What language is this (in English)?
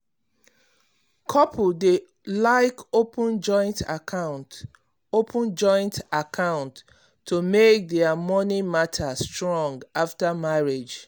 Nigerian Pidgin